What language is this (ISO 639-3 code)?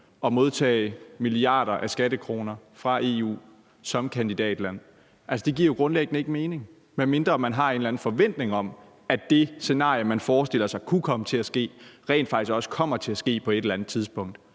dan